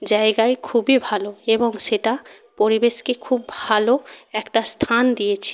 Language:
Bangla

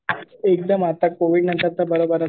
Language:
Marathi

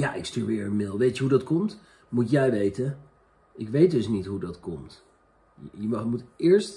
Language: Dutch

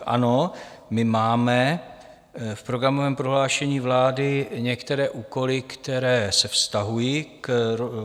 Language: Czech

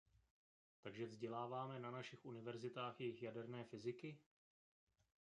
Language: Czech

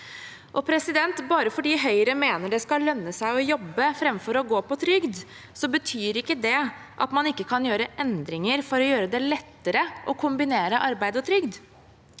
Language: Norwegian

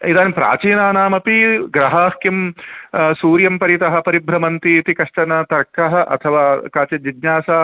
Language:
Sanskrit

